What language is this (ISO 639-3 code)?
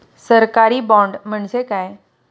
mar